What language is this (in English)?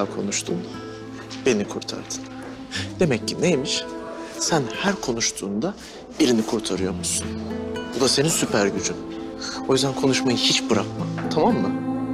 Turkish